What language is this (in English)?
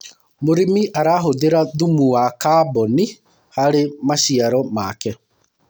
Kikuyu